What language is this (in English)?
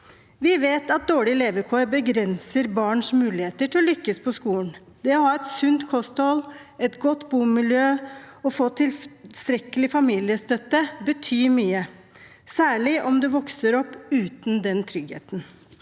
Norwegian